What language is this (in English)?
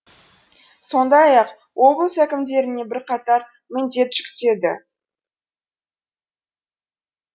Kazakh